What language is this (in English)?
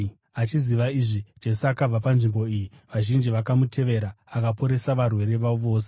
Shona